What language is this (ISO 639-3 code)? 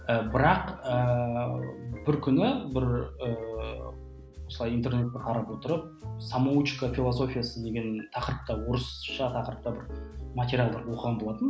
kaz